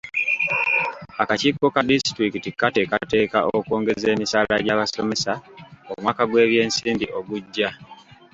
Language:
Ganda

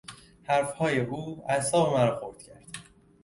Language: Persian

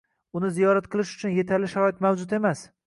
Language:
Uzbek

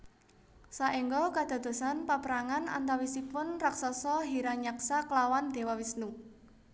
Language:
Javanese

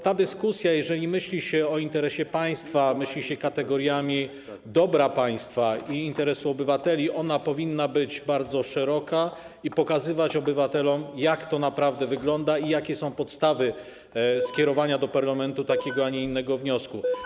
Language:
Polish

